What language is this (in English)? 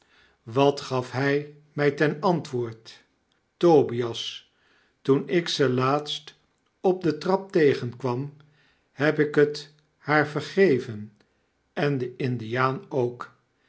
Dutch